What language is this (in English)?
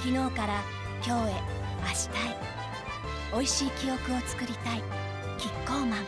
Japanese